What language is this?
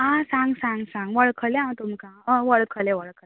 Konkani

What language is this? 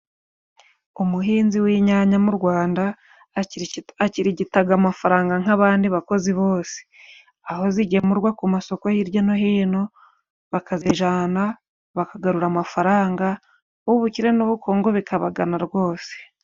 Kinyarwanda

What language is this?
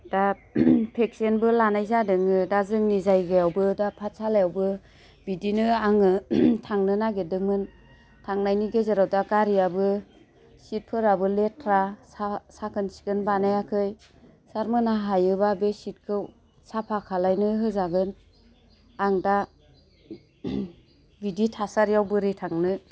Bodo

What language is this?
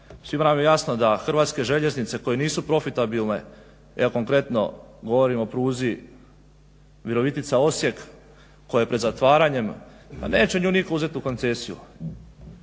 Croatian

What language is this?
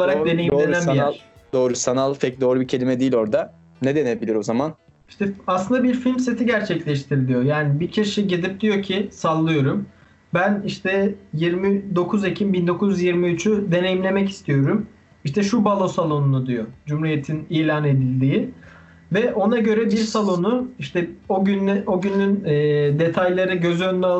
Turkish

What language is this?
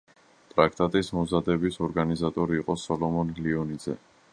Georgian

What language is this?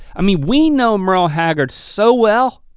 English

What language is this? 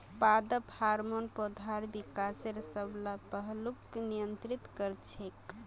Magahi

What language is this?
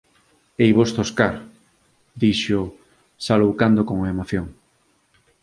Galician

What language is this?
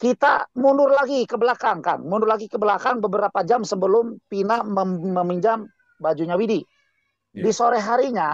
Indonesian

